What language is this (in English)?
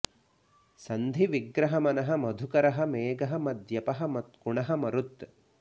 Sanskrit